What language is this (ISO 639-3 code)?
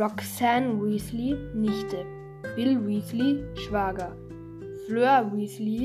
deu